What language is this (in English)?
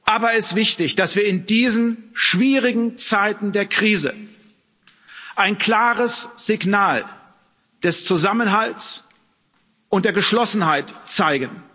German